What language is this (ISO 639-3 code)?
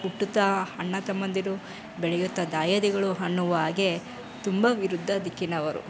kan